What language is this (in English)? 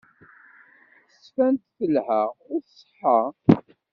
Kabyle